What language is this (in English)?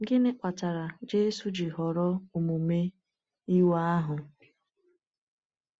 Igbo